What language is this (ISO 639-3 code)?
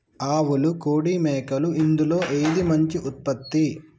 tel